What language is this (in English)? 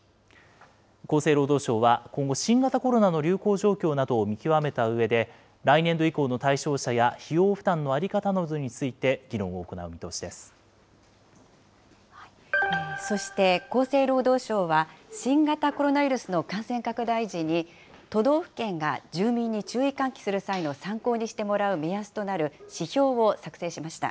Japanese